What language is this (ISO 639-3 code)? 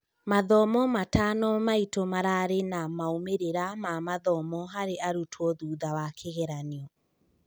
kik